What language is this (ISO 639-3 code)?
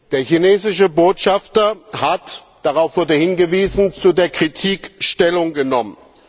deu